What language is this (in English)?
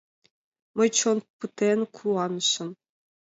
Mari